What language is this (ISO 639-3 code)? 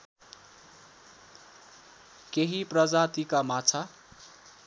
nep